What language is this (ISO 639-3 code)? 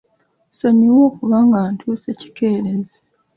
lug